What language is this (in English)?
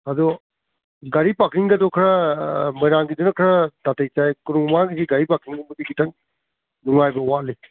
Manipuri